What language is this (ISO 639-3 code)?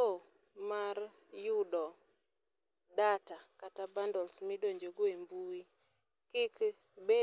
luo